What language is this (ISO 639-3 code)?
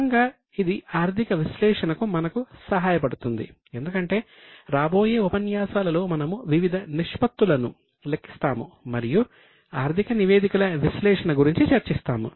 tel